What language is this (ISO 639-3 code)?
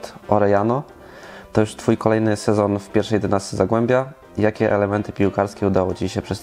pol